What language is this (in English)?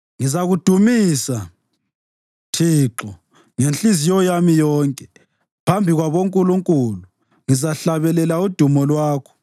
North Ndebele